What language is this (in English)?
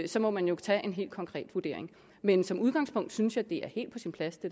Danish